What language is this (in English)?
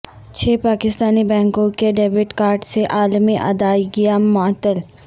Urdu